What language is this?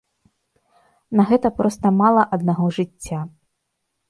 Belarusian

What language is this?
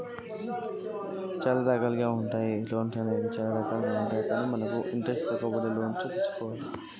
Telugu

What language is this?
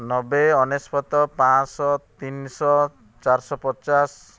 Odia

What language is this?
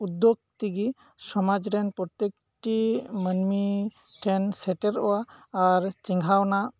Santali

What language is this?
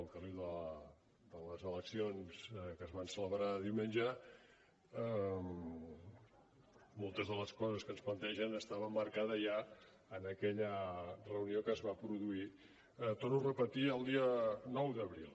Catalan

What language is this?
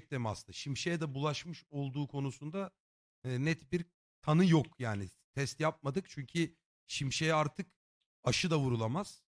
Turkish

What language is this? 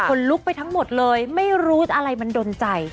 Thai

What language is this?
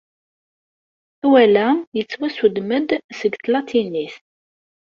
Kabyle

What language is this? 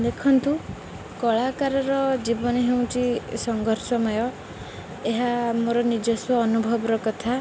Odia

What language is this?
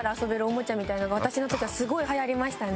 Japanese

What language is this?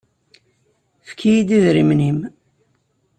Kabyle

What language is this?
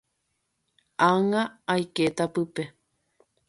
Guarani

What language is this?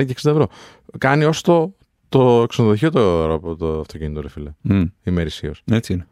Greek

